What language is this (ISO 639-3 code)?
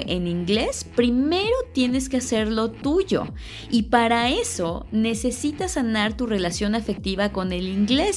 spa